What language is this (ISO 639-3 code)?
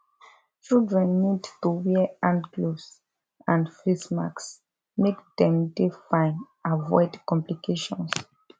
pcm